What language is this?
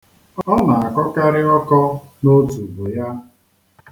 Igbo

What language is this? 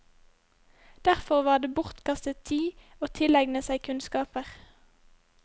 Norwegian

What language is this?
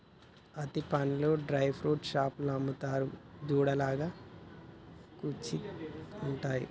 Telugu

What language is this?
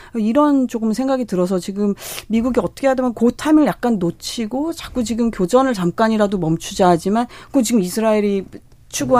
Korean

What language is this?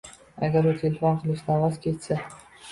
Uzbek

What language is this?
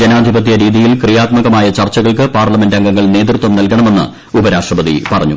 Malayalam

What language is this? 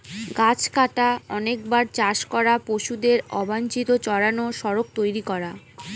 Bangla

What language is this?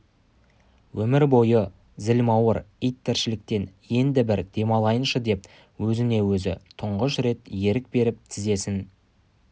Kazakh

